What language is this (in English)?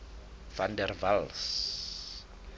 Southern Sotho